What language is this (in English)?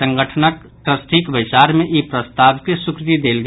Maithili